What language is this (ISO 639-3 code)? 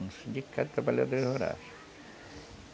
por